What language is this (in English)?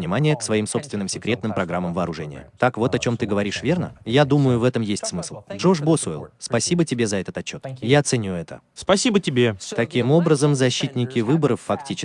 Russian